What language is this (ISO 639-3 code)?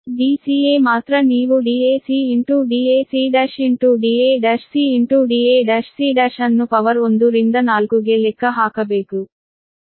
kan